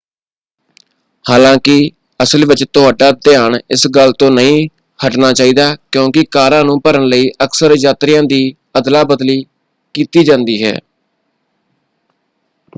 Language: Punjabi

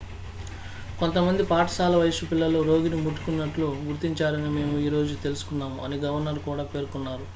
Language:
Telugu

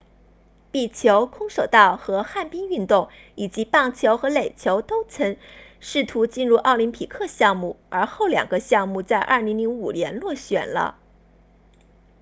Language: Chinese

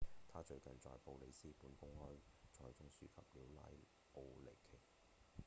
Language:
Cantonese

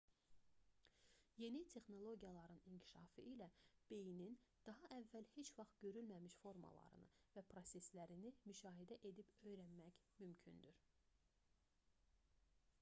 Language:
Azerbaijani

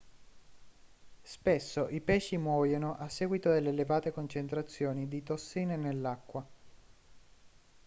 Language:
Italian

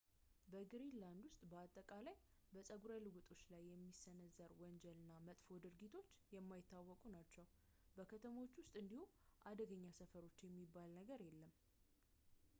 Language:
Amharic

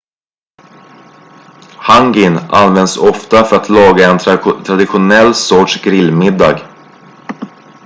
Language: Swedish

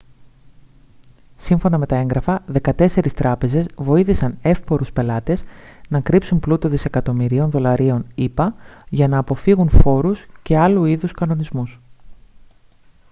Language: Greek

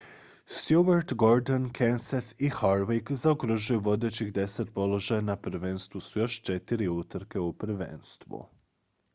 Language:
Croatian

